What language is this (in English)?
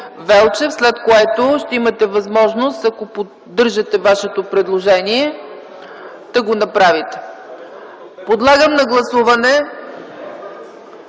Bulgarian